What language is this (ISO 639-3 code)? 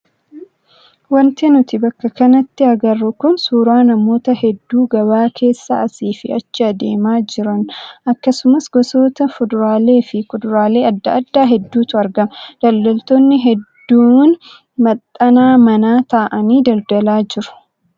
orm